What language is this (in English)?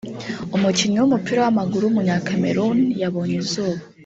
Kinyarwanda